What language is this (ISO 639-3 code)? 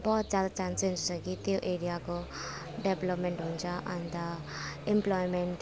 nep